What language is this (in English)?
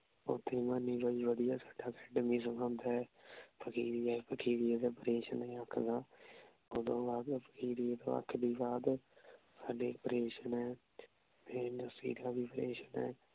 Punjabi